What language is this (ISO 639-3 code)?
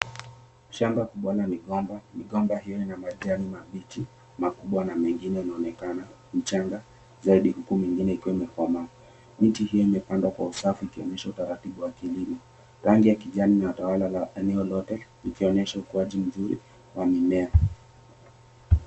swa